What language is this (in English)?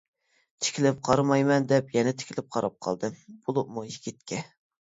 Uyghur